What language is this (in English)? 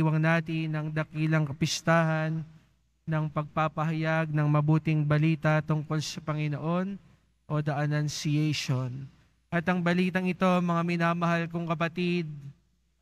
Filipino